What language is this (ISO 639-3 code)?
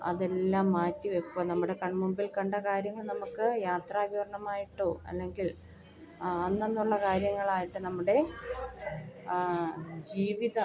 mal